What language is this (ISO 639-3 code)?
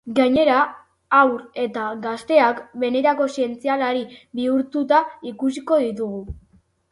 eus